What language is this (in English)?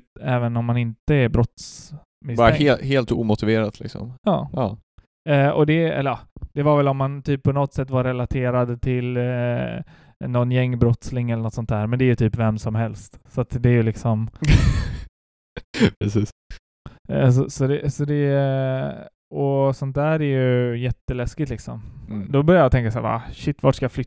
Swedish